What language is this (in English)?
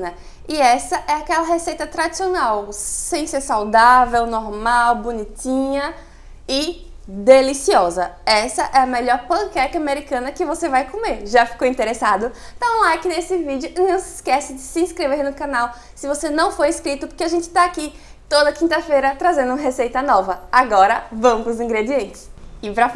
Portuguese